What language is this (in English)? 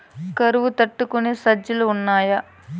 Telugu